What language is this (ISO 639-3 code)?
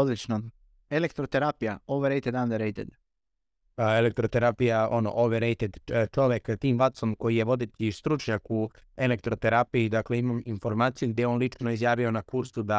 hrv